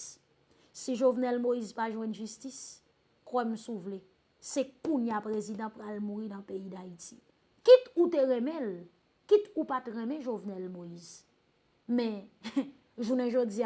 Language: French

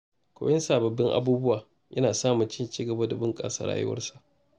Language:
Hausa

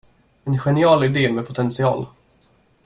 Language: Swedish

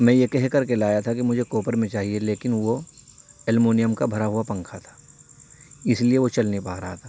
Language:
Urdu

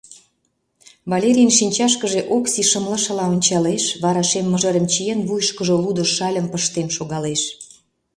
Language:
Mari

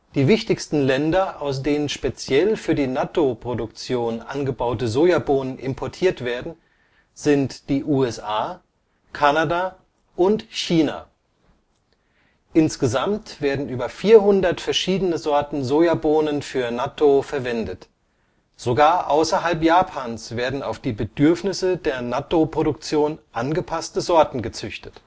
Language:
German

